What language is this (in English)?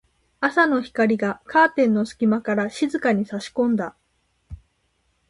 Japanese